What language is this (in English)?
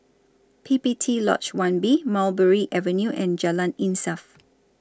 English